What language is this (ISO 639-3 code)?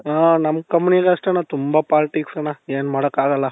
kan